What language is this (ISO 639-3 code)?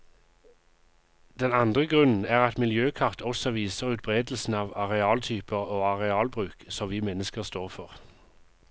nor